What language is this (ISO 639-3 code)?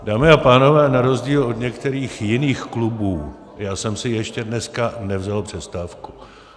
ces